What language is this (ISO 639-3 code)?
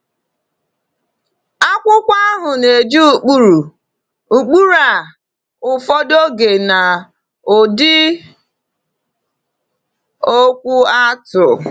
ibo